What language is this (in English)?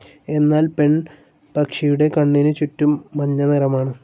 Malayalam